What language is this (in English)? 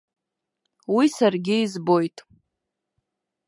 Abkhazian